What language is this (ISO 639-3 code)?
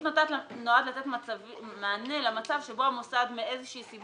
heb